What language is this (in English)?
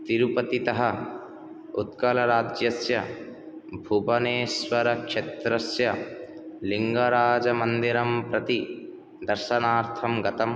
Sanskrit